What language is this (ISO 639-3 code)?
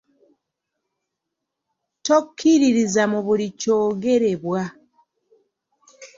lug